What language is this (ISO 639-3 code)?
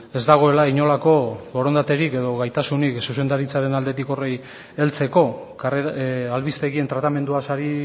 eus